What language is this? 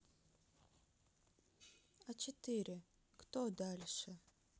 Russian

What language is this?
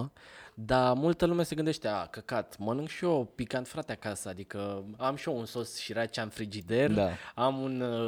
Romanian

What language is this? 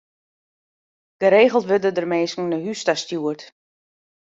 Western Frisian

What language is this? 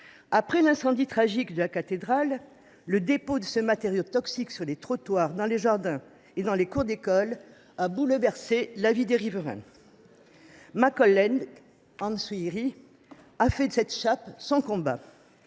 French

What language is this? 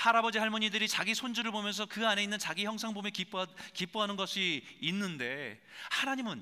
Korean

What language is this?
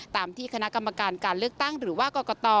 Thai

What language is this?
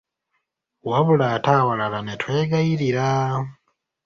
Ganda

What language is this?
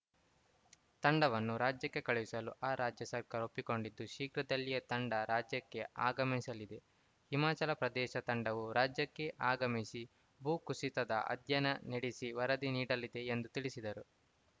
Kannada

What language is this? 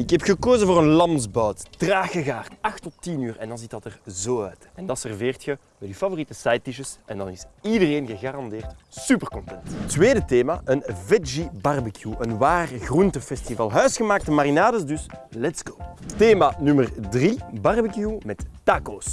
Dutch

